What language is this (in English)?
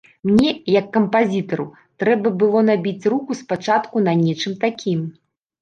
Belarusian